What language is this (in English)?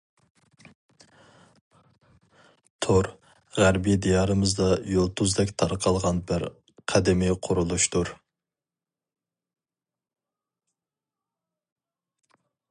Uyghur